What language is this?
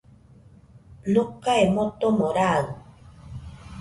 Nüpode Huitoto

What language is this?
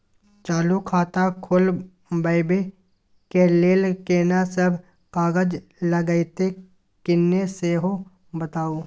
Maithili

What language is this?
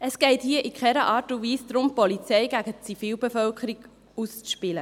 Swiss German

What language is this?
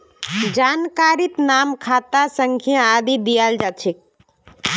Magahi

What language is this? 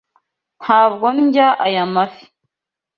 Kinyarwanda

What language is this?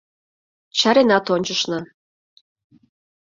Mari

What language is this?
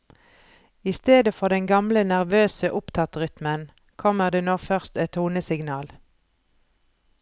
Norwegian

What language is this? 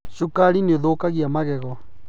Kikuyu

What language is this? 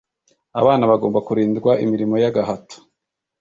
Kinyarwanda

